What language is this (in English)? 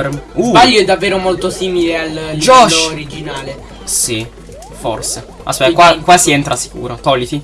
Italian